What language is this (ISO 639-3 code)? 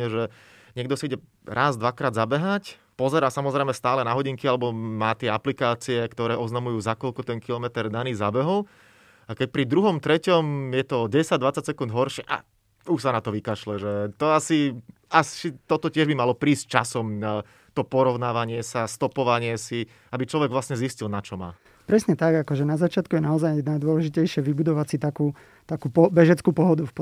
slk